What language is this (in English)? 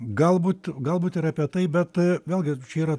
Lithuanian